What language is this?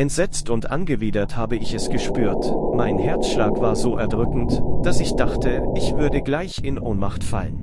German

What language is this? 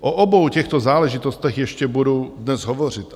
Czech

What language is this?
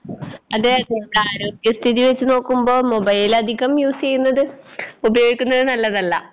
Malayalam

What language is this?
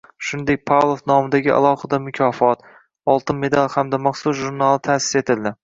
Uzbek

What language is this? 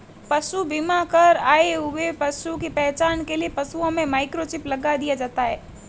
Hindi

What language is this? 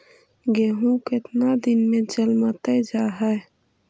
Magahi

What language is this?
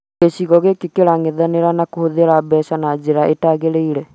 Kikuyu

